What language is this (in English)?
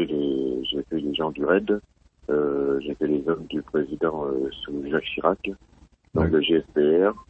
French